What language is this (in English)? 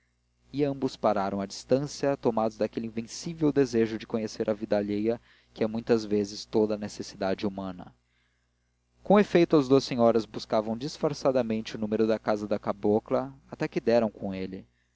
Portuguese